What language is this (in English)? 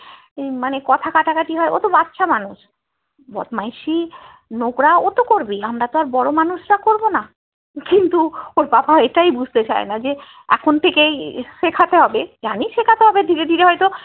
Bangla